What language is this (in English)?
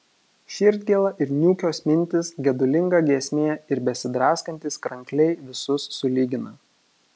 Lithuanian